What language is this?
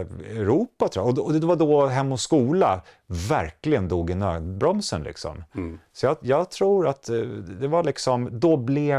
Swedish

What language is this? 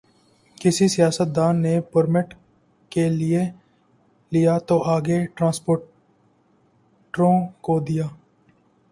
Urdu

